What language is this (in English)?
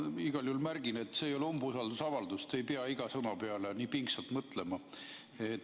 Estonian